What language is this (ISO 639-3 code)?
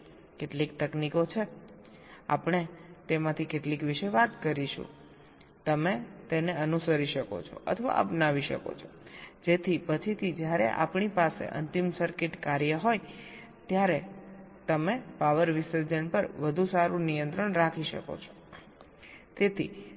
guj